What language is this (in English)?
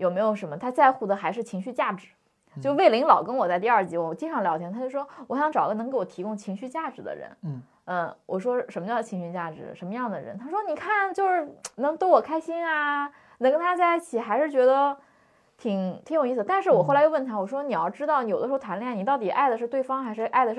Chinese